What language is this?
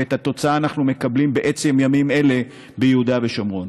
Hebrew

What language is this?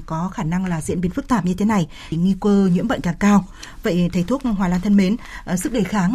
Vietnamese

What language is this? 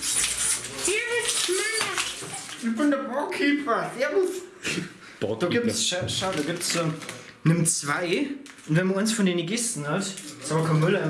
German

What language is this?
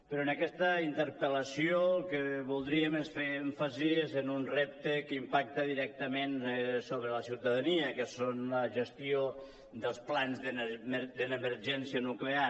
Catalan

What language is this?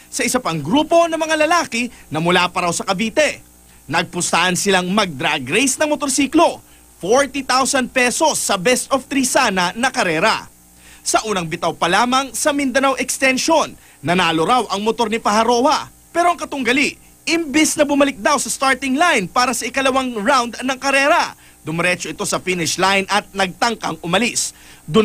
Filipino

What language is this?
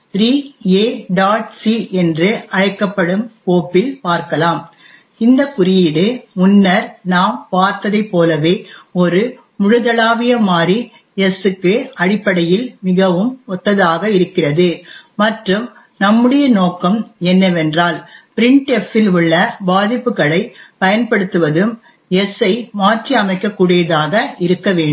Tamil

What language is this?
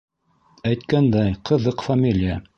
Bashkir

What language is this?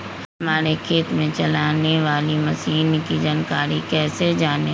Magahi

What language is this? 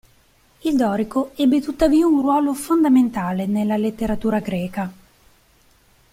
Italian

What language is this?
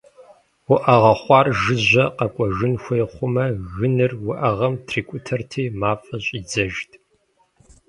Kabardian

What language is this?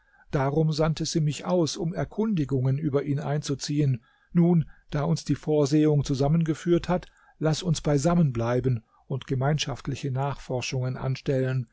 German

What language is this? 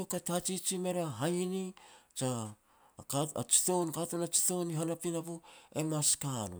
Petats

